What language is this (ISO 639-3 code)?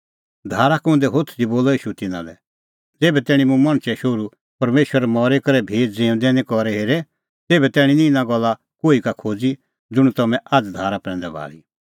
kfx